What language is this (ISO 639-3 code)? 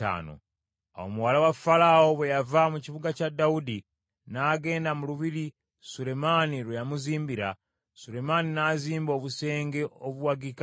lug